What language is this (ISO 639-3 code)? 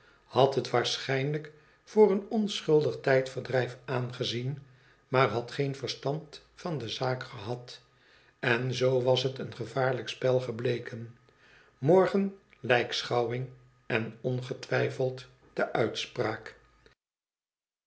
nld